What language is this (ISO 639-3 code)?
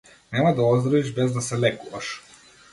mkd